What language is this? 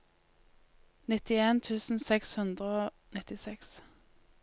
Norwegian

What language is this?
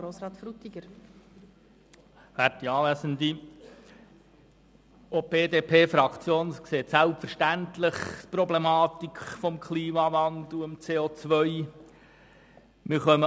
Swiss German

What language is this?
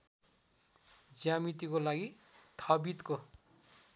Nepali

